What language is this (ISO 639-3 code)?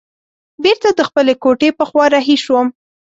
pus